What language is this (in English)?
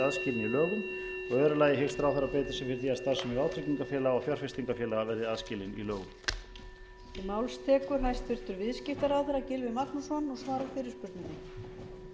Icelandic